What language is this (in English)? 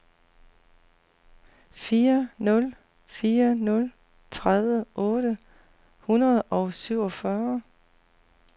Danish